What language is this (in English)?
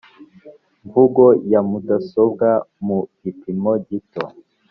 Kinyarwanda